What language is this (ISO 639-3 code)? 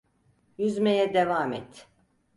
tur